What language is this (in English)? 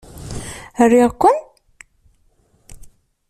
Kabyle